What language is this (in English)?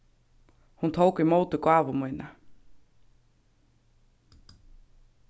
Faroese